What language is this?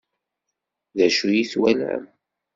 Kabyle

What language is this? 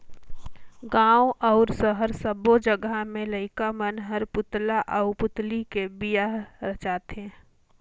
Chhattisgarhi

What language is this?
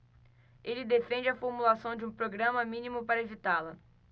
Portuguese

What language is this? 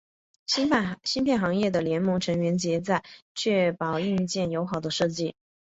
Chinese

